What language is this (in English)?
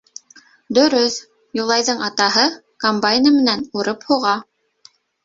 Bashkir